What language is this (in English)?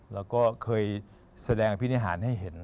Thai